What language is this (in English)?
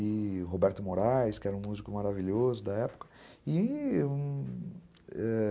Portuguese